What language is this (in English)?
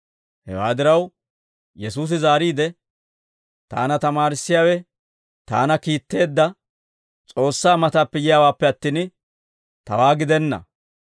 Dawro